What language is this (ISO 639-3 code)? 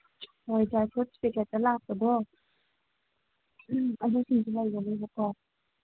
mni